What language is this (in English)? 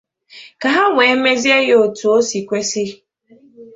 Igbo